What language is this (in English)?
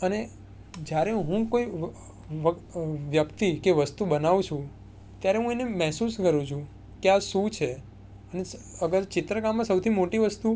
Gujarati